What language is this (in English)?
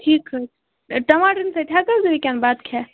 Kashmiri